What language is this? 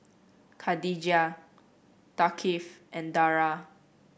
English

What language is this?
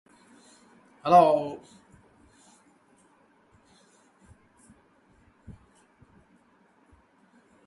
English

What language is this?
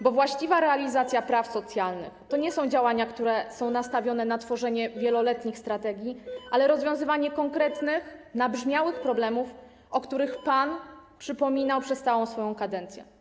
Polish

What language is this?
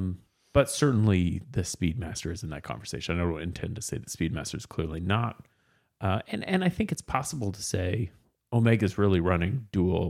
English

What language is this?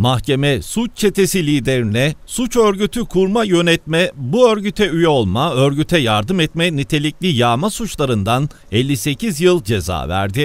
Turkish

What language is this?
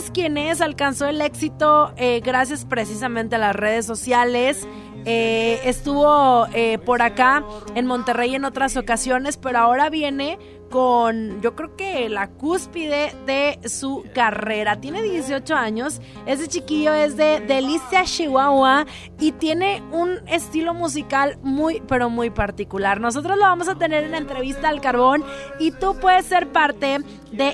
Spanish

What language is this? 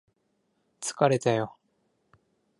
Japanese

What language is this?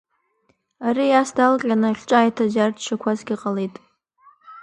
Abkhazian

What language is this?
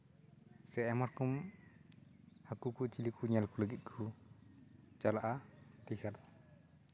Santali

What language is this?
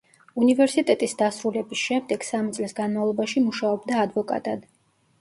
Georgian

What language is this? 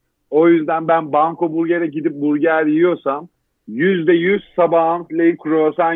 Turkish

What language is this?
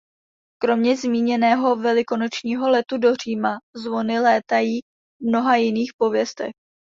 Czech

